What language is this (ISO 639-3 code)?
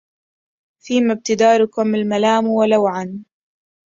ara